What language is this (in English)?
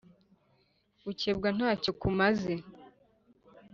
Kinyarwanda